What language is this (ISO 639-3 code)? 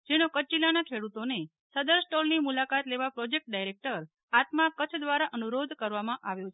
guj